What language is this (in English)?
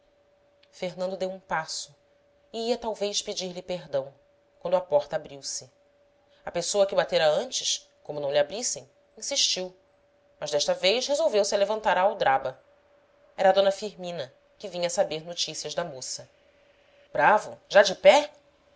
Portuguese